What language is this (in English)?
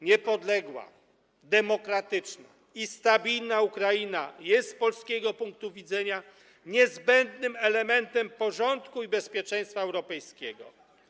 Polish